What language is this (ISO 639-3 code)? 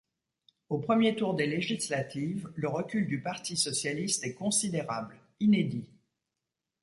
fra